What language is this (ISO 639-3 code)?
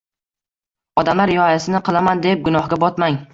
uzb